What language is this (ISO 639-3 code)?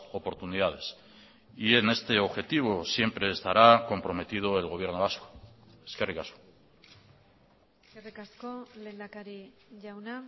spa